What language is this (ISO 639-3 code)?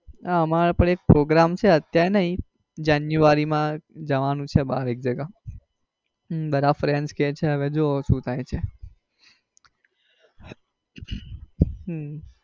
guj